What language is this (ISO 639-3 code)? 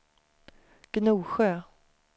swe